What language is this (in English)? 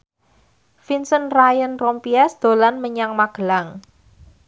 Javanese